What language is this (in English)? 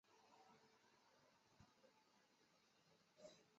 Chinese